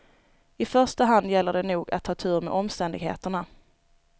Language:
Swedish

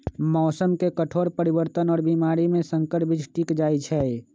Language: Magahi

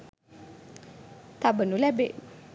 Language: Sinhala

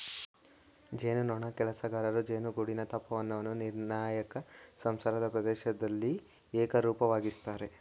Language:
Kannada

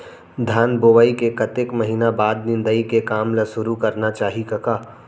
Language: Chhattisgarhi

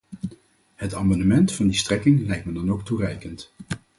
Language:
Dutch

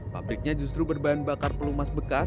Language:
Indonesian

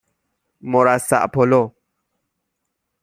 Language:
Persian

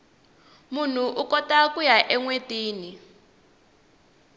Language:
Tsonga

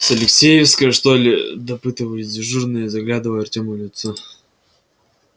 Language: Russian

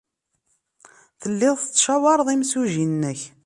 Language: Kabyle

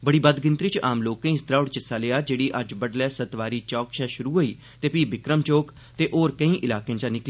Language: Dogri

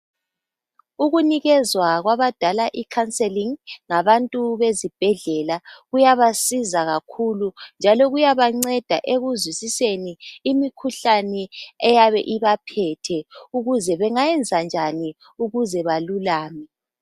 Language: North Ndebele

